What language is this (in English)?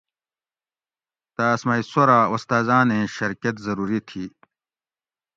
Gawri